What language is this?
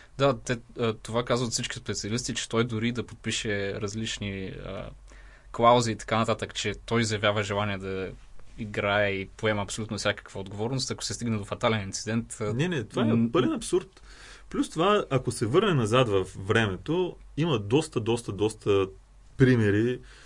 Bulgarian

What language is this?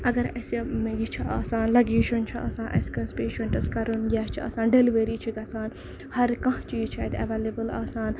Kashmiri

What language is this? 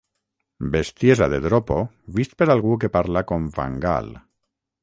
Catalan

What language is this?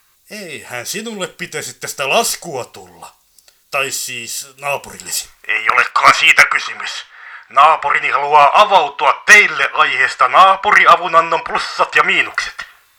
Finnish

